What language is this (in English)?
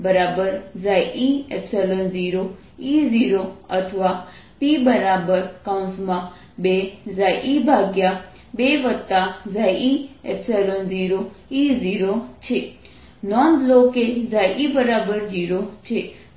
Gujarati